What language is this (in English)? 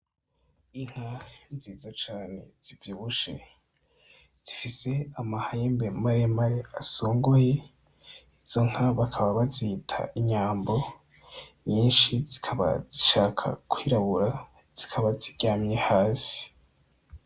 Rundi